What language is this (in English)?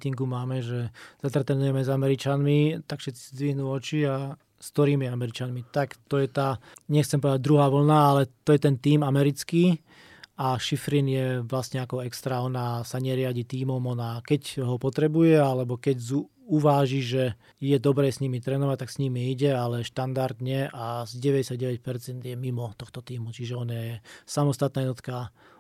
Slovak